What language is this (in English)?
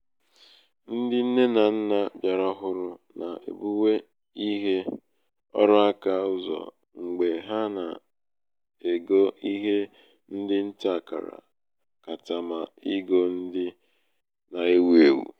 Igbo